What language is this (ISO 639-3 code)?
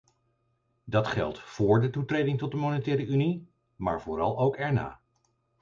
nld